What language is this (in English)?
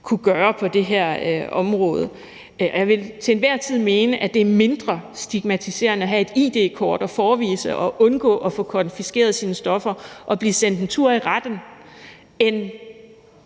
Danish